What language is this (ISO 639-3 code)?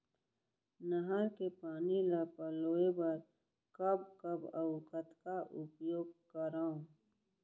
hne